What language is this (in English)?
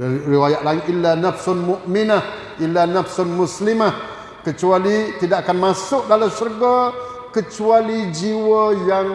Malay